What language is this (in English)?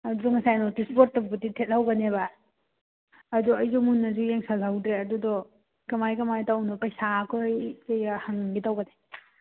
Manipuri